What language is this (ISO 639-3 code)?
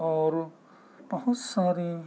urd